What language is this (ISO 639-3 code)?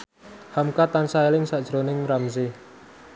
jav